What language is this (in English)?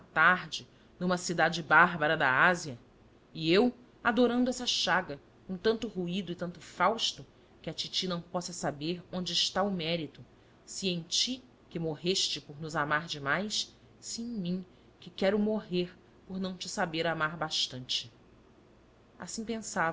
Portuguese